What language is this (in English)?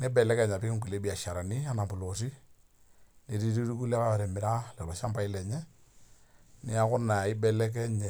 Masai